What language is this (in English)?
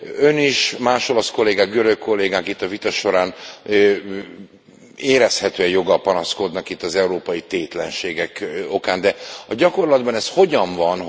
Hungarian